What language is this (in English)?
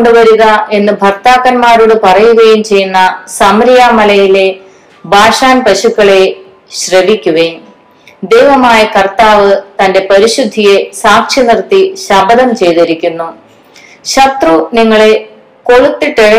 Malayalam